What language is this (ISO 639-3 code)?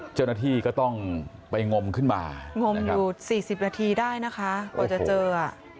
tha